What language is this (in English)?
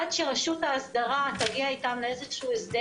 Hebrew